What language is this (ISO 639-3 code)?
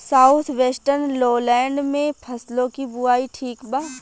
bho